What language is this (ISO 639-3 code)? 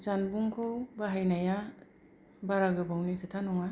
brx